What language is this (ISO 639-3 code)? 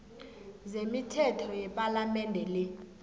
nbl